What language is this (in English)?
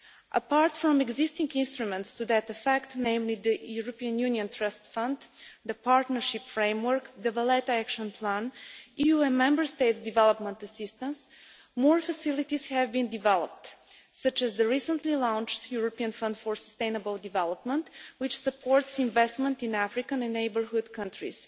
English